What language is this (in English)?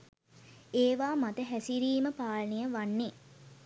Sinhala